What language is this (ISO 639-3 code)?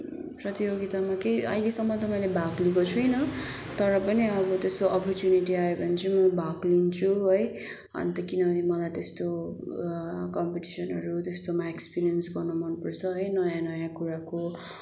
nep